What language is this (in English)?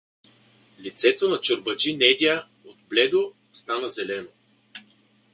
Bulgarian